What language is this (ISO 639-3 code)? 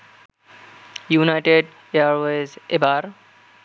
ben